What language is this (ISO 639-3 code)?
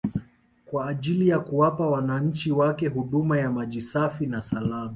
swa